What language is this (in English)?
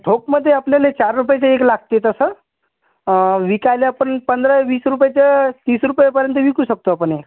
Marathi